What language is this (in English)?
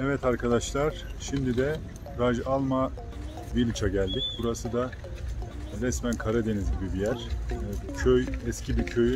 Turkish